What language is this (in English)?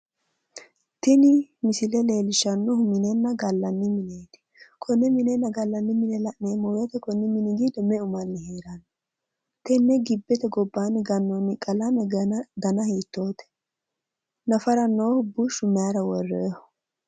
Sidamo